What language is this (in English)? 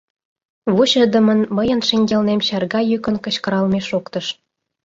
Mari